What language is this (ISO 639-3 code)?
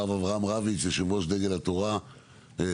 heb